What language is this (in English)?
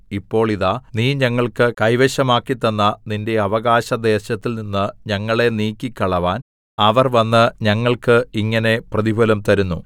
Malayalam